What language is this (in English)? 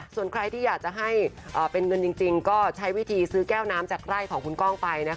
Thai